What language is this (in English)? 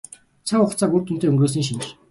Mongolian